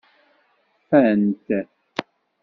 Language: Kabyle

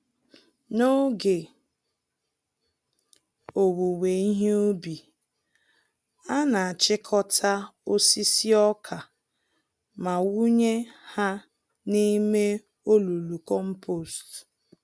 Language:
Igbo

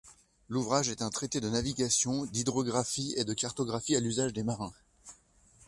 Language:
French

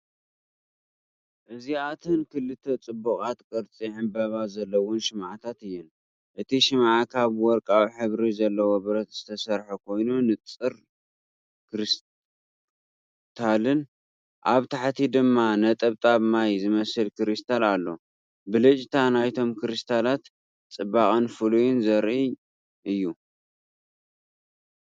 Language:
Tigrinya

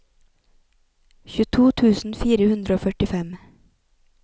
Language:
Norwegian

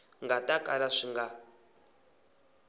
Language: Tsonga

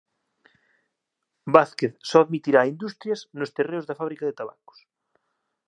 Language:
Galician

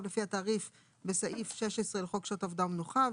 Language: Hebrew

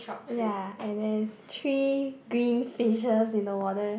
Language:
English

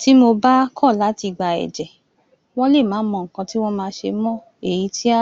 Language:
Yoruba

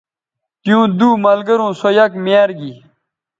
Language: Bateri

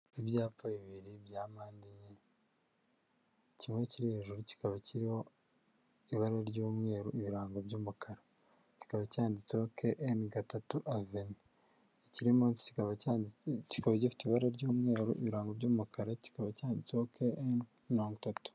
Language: Kinyarwanda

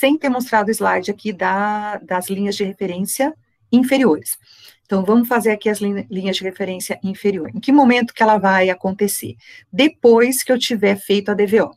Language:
Portuguese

